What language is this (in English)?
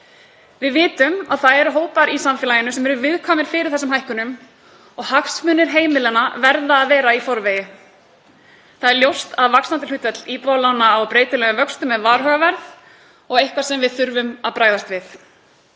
Icelandic